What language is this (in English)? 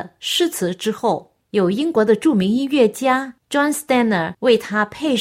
Chinese